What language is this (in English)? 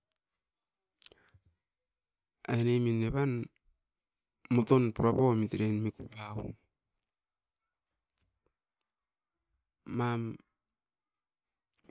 Askopan